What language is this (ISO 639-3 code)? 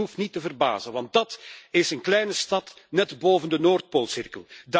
nld